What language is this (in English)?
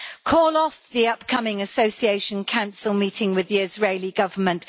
English